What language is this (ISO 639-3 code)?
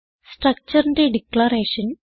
mal